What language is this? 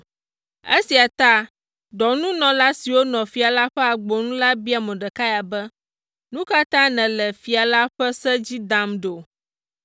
Ewe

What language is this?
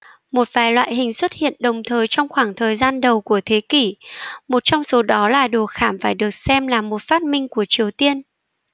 Vietnamese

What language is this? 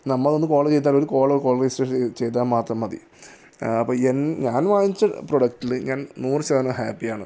Malayalam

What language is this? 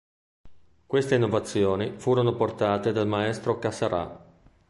Italian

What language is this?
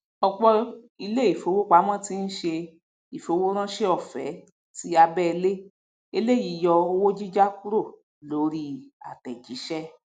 Yoruba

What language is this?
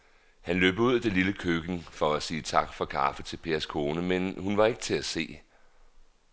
Danish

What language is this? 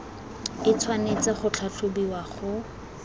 Tswana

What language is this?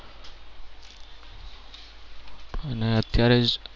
Gujarati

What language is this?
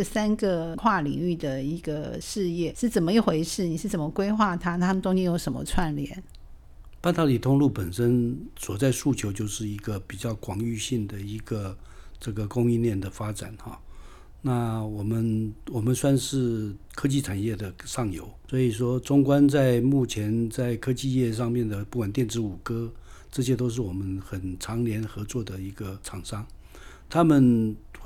Chinese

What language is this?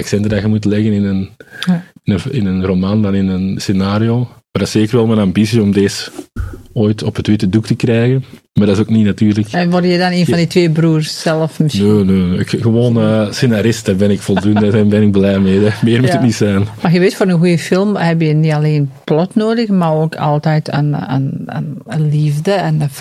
Dutch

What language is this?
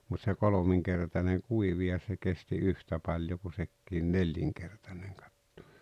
Finnish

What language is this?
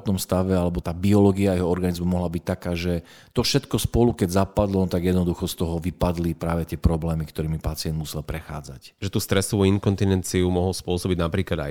Slovak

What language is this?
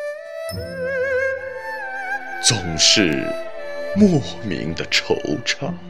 Chinese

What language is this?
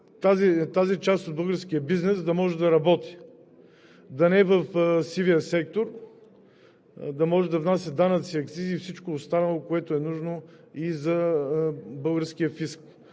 Bulgarian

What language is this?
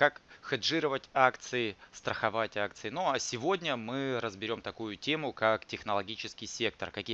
Russian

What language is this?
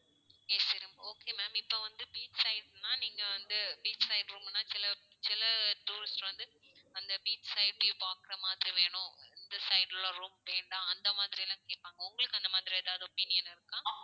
Tamil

